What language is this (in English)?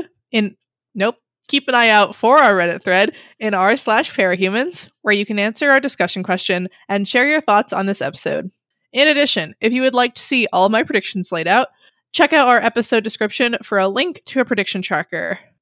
English